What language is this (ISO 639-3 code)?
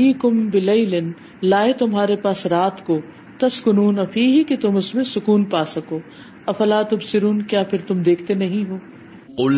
urd